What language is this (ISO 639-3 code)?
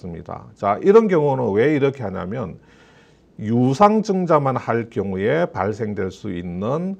kor